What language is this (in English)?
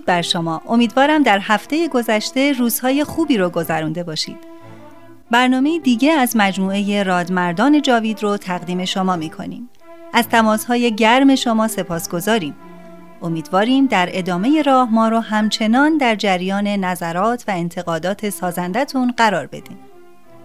Persian